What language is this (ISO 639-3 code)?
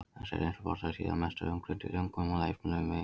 isl